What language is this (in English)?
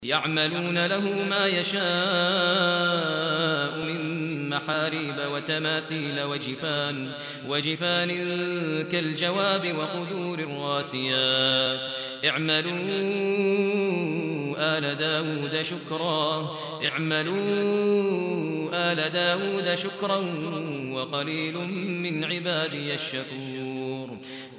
Arabic